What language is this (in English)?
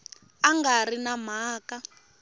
Tsonga